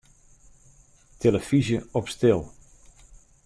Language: Western Frisian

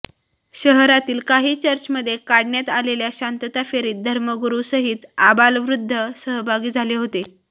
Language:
Marathi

